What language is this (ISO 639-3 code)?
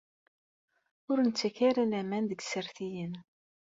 kab